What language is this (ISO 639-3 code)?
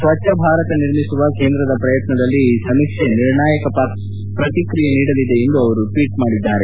kan